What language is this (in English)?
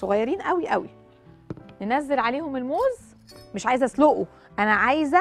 Arabic